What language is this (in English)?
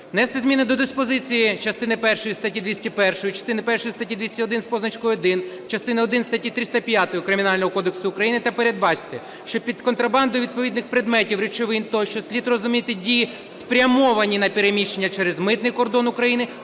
Ukrainian